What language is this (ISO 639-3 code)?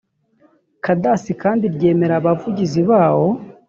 kin